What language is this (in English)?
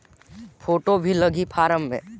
Chhattisgarhi